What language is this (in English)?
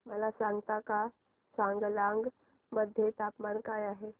Marathi